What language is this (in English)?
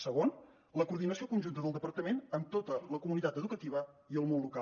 Catalan